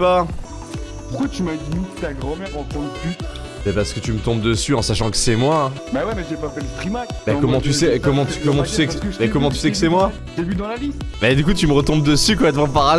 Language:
French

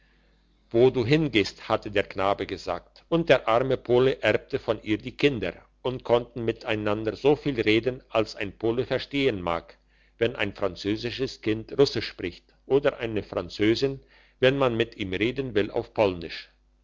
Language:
German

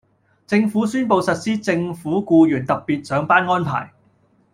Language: Cantonese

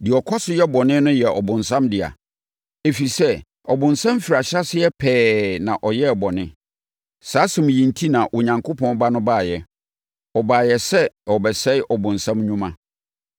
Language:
Akan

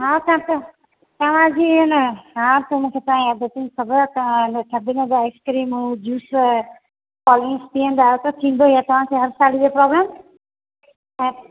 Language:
Sindhi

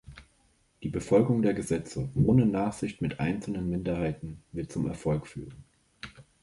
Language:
German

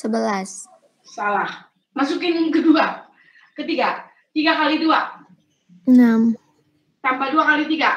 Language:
Indonesian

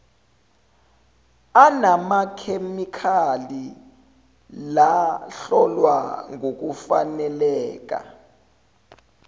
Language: Zulu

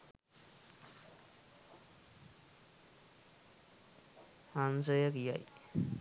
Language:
Sinhala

